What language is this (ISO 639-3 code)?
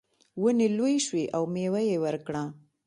pus